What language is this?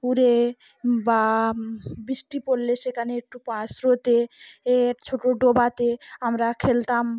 Bangla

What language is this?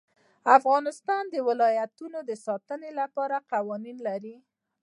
Pashto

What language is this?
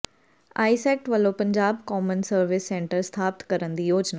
Punjabi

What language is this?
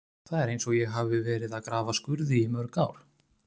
Icelandic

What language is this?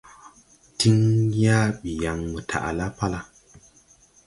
Tupuri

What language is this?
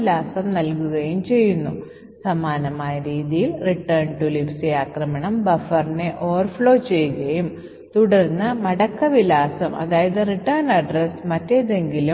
Malayalam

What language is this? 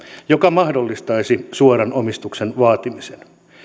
Finnish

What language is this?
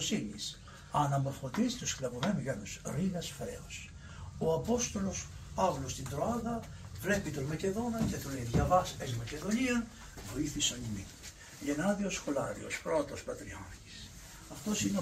Greek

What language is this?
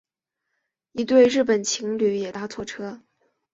Chinese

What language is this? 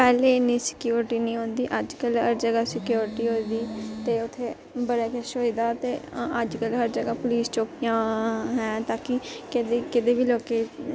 Dogri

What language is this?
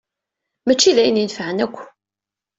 Kabyle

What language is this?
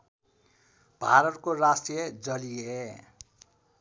Nepali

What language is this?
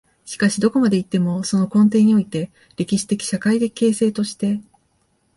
Japanese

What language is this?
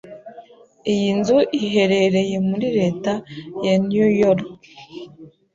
Kinyarwanda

